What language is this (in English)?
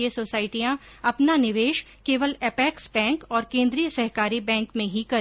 Hindi